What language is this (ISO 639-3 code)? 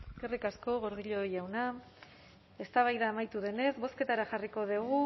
eus